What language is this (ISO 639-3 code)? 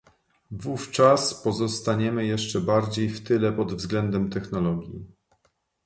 pol